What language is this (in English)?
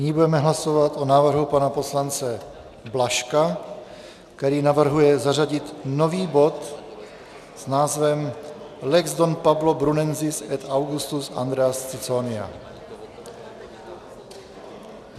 Czech